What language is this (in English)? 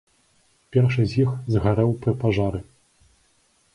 Belarusian